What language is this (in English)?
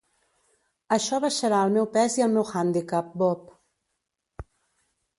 Catalan